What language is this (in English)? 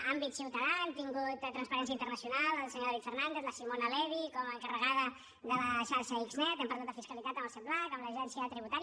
Catalan